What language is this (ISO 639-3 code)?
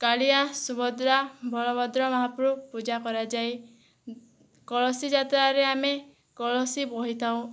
ori